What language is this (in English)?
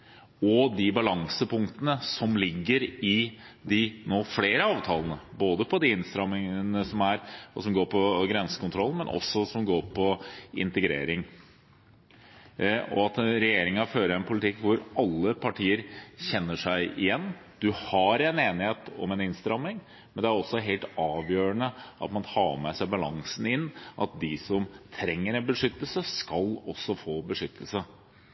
Norwegian Bokmål